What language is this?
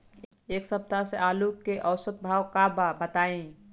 Bhojpuri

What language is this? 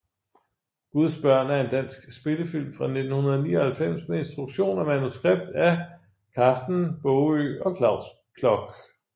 Danish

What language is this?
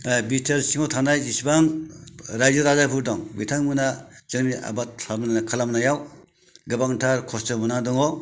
Bodo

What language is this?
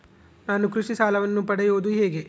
Kannada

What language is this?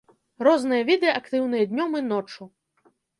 Belarusian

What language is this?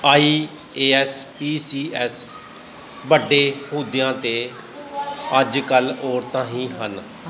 Punjabi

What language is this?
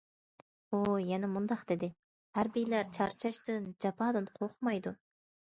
Uyghur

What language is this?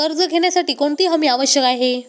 Marathi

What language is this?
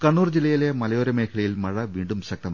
Malayalam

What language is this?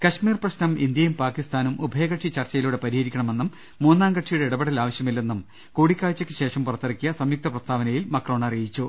Malayalam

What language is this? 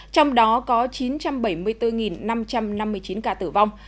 Vietnamese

